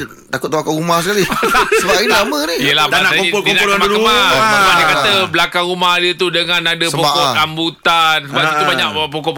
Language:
Malay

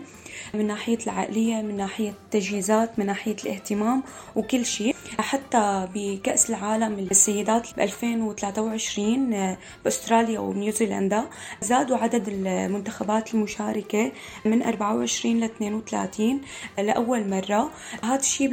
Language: Arabic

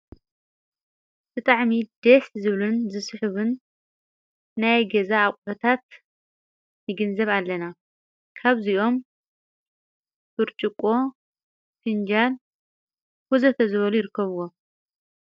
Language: Tigrinya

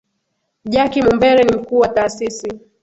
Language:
Swahili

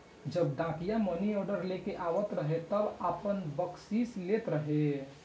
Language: Bhojpuri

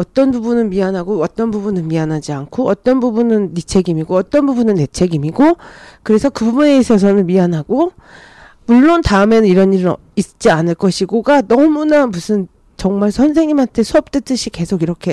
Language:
Korean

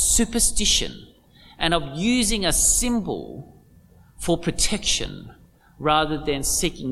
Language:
English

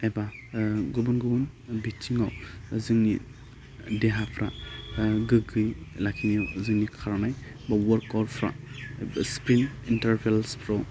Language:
Bodo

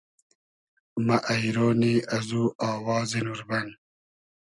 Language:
Hazaragi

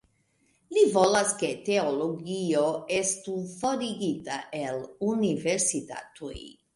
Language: Esperanto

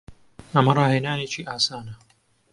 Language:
Central Kurdish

